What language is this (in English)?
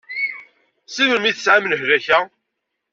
Kabyle